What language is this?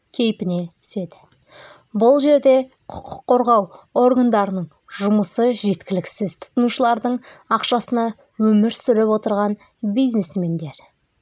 Kazakh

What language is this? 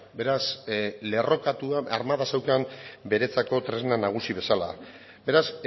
Basque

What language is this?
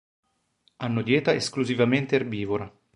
Italian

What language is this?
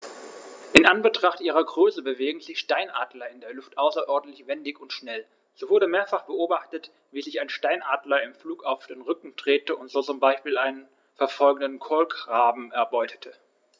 German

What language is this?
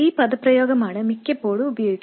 Malayalam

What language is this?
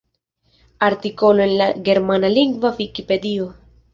Esperanto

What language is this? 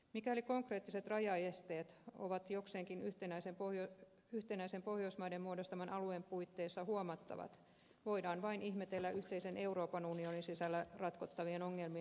Finnish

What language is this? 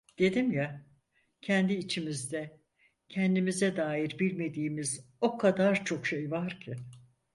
Turkish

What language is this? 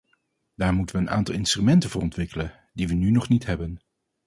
Dutch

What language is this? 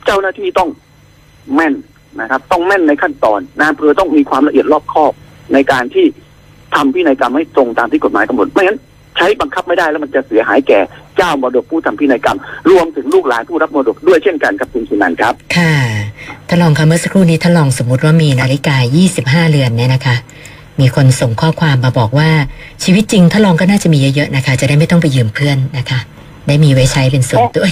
Thai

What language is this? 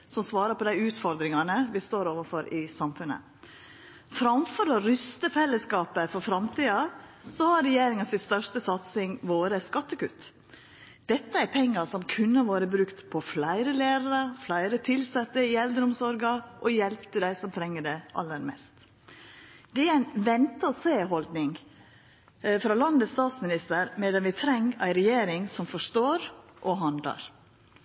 Norwegian Nynorsk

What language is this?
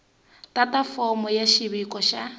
Tsonga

